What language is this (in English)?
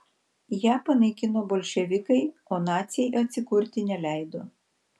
Lithuanian